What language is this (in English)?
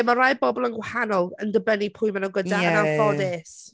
Welsh